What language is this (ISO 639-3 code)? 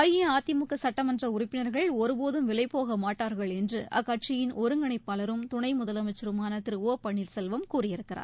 tam